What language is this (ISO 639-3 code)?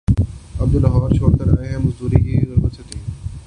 urd